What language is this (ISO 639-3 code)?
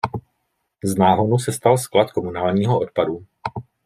ces